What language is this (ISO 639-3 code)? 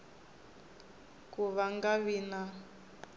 tso